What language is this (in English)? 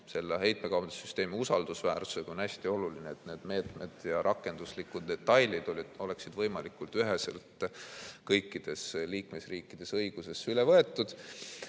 Estonian